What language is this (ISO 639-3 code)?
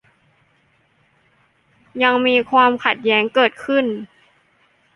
tha